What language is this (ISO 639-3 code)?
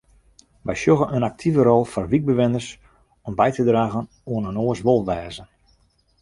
fry